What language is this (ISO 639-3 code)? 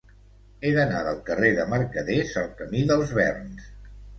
cat